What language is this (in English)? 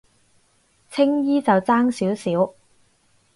Cantonese